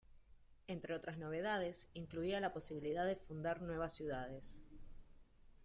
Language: Spanish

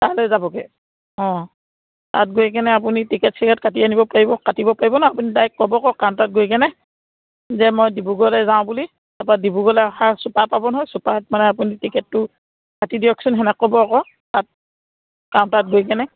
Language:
Assamese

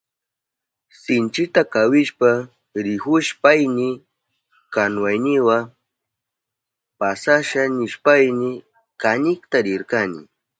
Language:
Southern Pastaza Quechua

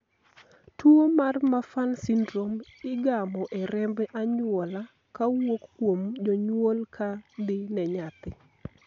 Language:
Luo (Kenya and Tanzania)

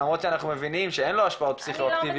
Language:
Hebrew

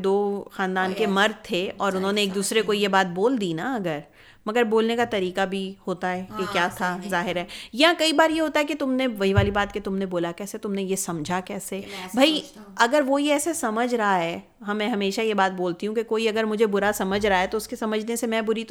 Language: Urdu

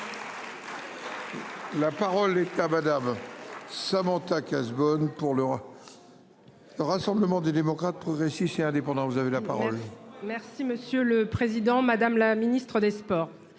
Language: French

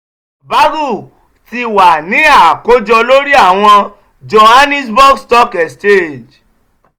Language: Yoruba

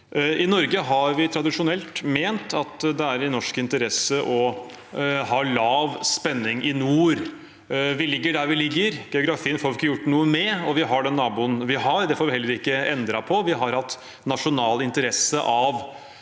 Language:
Norwegian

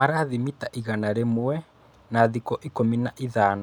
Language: Kikuyu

